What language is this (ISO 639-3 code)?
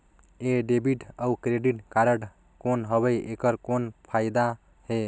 hne